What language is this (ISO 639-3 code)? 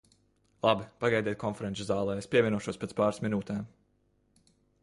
lav